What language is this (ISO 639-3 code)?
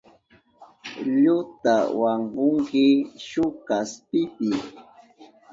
qup